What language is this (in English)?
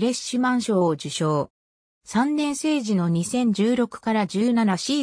Japanese